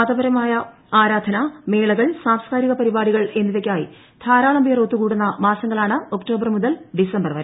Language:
Malayalam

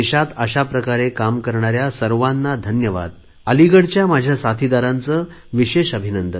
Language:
Marathi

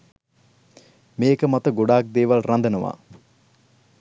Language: Sinhala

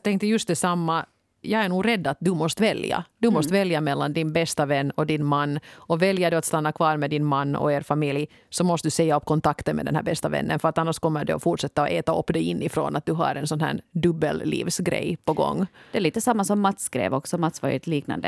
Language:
Swedish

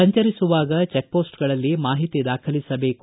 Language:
Kannada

